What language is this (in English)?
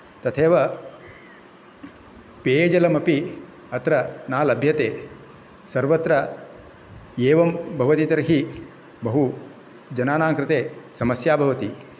Sanskrit